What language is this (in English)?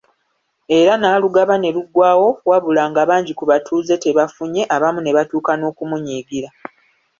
Ganda